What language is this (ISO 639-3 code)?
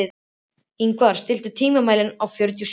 isl